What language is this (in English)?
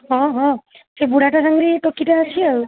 Odia